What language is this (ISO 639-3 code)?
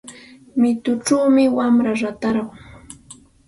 qxt